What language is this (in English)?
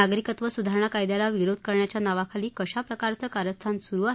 Marathi